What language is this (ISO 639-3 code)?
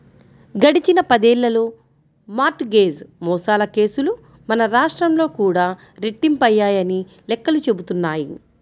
tel